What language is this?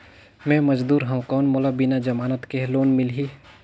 Chhattisgarhi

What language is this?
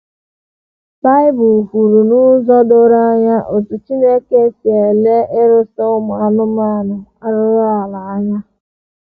Igbo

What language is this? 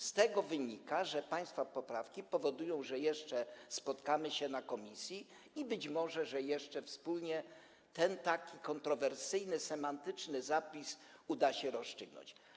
Polish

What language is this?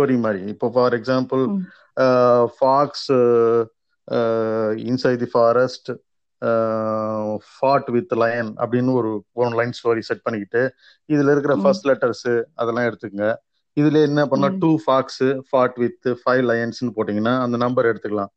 Tamil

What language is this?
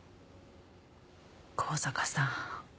Japanese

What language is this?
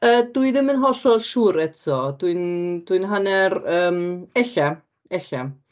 Welsh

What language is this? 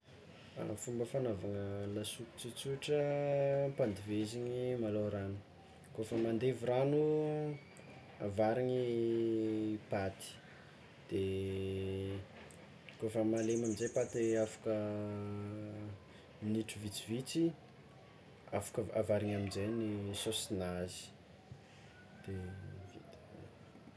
Tsimihety Malagasy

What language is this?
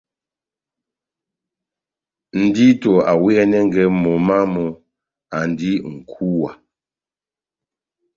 Batanga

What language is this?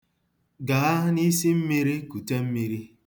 Igbo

